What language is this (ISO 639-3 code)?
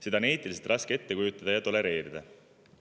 est